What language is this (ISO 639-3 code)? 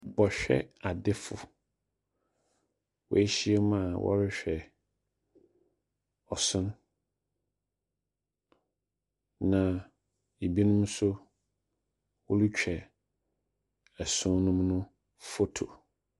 aka